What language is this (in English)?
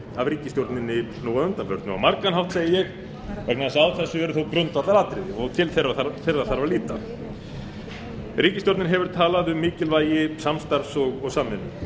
Icelandic